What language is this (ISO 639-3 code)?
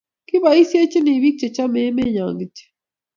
kln